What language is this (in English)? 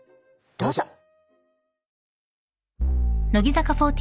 Japanese